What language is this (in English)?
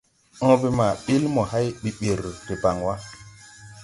Tupuri